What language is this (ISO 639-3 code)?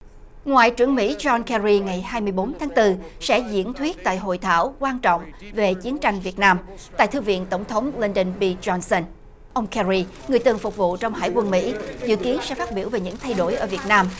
vie